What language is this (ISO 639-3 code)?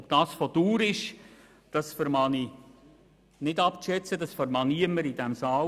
gsw